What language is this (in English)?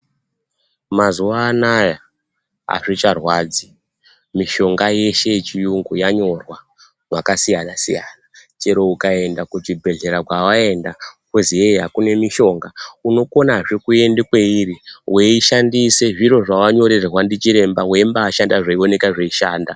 Ndau